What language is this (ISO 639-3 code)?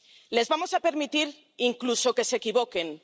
spa